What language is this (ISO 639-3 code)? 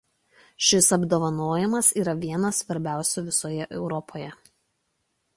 lit